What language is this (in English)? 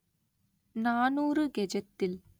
Tamil